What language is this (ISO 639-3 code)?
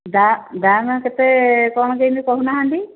ori